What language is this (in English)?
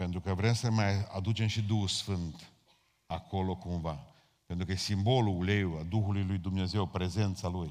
Romanian